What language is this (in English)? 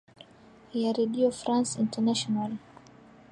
Swahili